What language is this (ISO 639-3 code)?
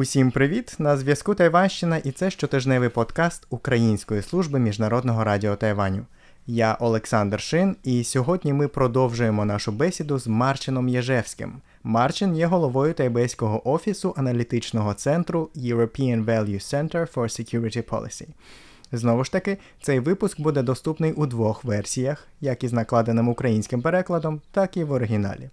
ukr